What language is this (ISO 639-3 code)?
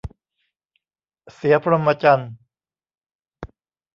tha